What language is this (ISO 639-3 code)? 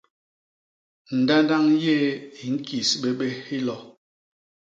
bas